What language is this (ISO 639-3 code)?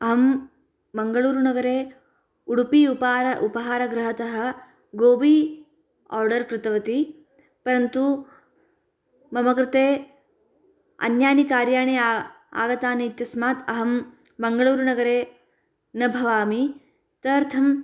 san